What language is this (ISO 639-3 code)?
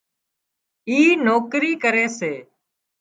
kxp